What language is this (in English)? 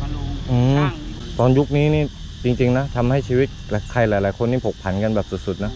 Thai